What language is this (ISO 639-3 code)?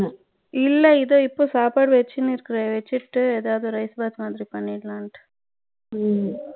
tam